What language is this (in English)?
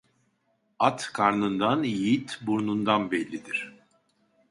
Turkish